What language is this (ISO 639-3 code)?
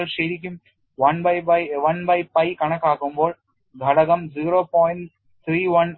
mal